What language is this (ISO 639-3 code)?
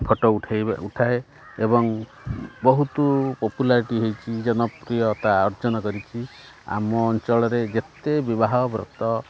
ori